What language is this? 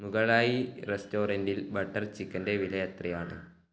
Malayalam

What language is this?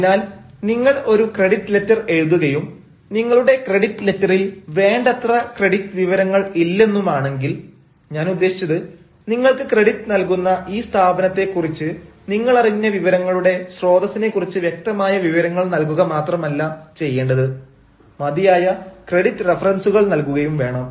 Malayalam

